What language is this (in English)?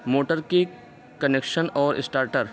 Urdu